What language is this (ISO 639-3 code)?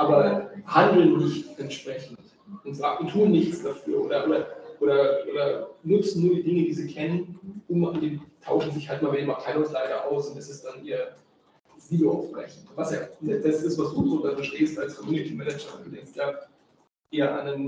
deu